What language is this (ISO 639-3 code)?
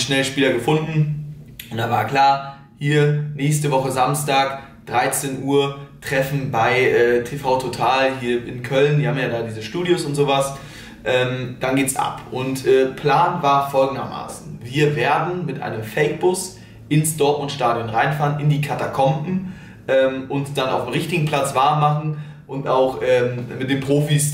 deu